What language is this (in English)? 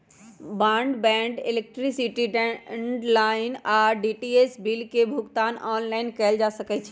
Magahi